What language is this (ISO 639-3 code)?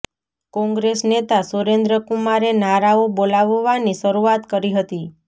guj